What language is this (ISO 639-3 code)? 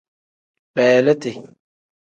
kdh